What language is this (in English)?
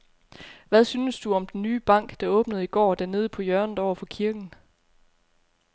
Danish